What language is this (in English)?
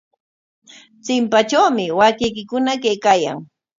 Corongo Ancash Quechua